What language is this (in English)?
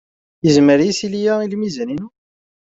Kabyle